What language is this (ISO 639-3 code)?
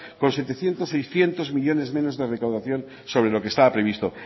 spa